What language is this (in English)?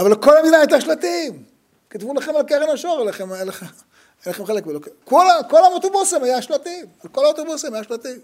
Hebrew